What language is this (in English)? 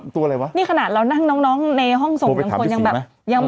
Thai